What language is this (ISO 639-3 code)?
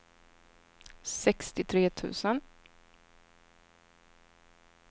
swe